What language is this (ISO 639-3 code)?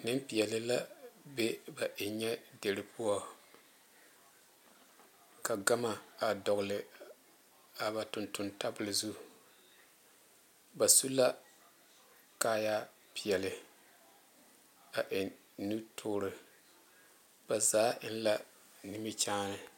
dga